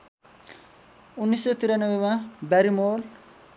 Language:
Nepali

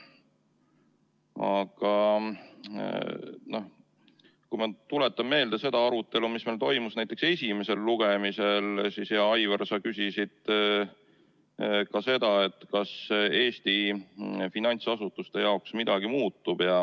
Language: Estonian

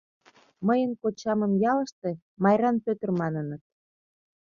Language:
Mari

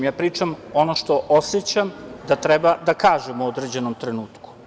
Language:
Serbian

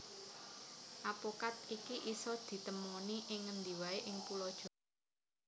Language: Javanese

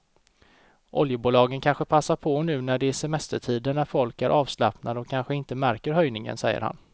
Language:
Swedish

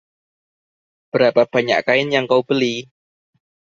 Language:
Indonesian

